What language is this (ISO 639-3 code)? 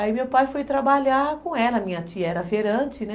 por